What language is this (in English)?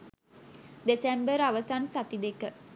Sinhala